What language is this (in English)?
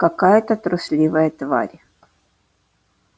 Russian